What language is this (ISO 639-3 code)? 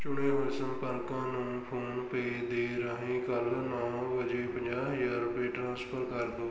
pan